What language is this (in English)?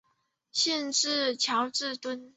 Chinese